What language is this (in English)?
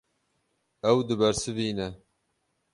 Kurdish